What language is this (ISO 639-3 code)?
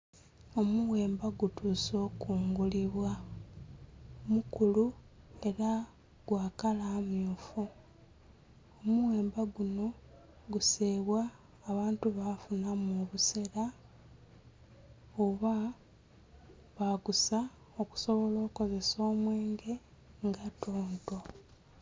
xog